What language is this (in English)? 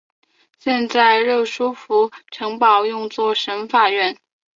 Chinese